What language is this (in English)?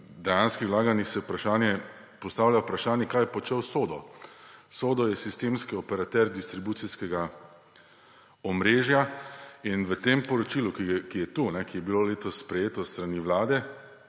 Slovenian